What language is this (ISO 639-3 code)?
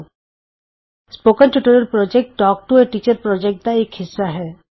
pan